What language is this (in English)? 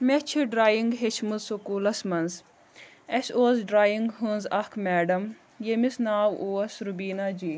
Kashmiri